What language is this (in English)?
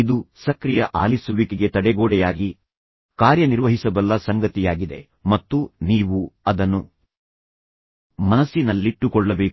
Kannada